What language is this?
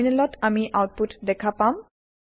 Assamese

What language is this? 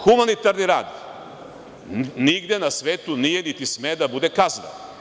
Serbian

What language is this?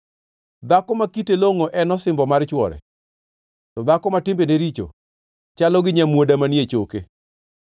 Luo (Kenya and Tanzania)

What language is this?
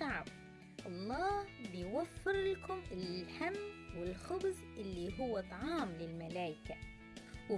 Arabic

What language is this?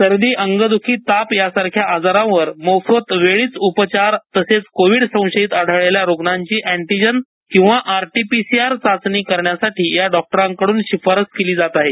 Marathi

